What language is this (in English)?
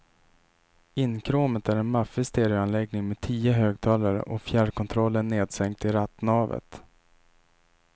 Swedish